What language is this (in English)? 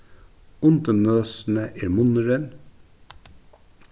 Faroese